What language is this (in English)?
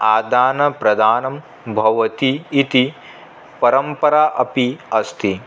Sanskrit